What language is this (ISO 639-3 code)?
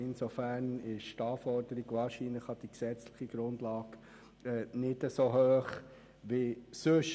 gsw